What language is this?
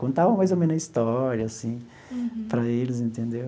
Portuguese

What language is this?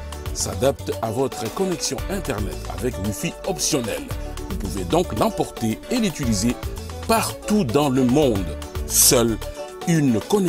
French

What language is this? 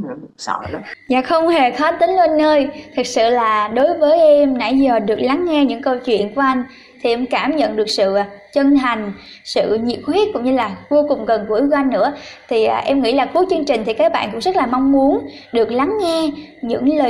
Vietnamese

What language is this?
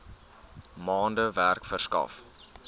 Afrikaans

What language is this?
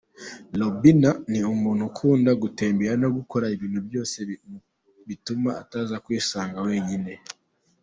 Kinyarwanda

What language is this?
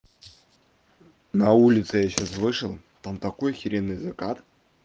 Russian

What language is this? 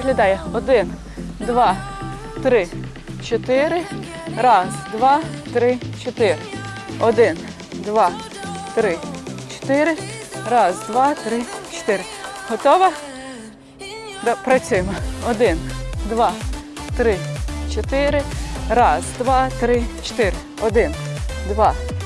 Ukrainian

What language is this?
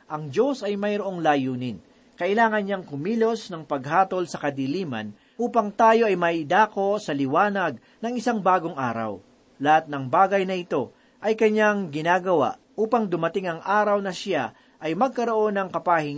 Filipino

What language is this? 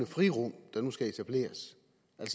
Danish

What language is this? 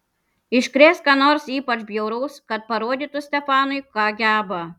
Lithuanian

